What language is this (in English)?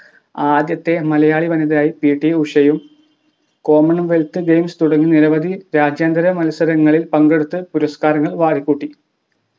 Malayalam